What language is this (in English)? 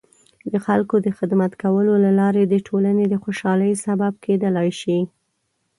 Pashto